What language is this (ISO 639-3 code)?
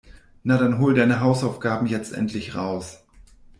deu